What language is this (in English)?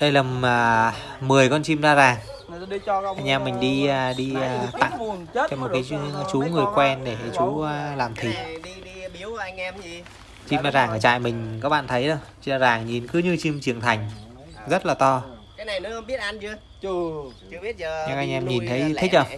Vietnamese